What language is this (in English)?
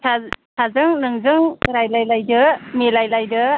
Bodo